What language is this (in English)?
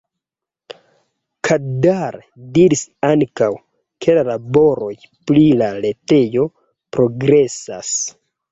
Esperanto